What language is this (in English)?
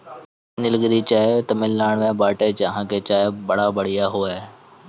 Bhojpuri